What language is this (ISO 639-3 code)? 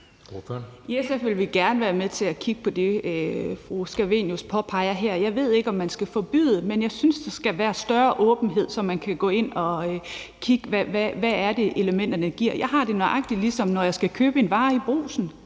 dan